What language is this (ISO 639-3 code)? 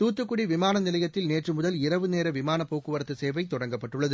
tam